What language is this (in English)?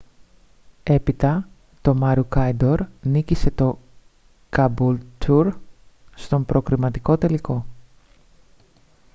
Greek